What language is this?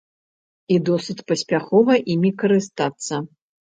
Belarusian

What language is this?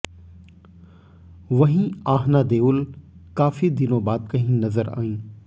Hindi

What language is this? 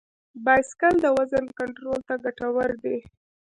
Pashto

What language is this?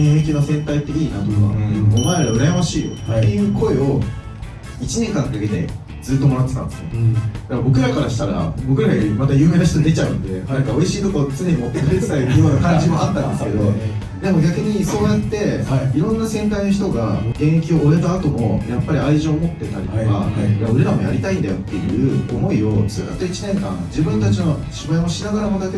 Japanese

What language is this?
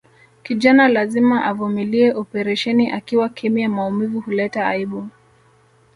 Swahili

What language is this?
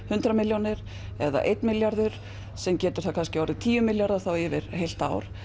Icelandic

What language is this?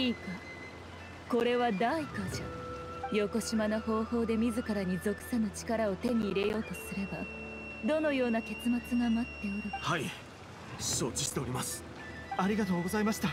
Japanese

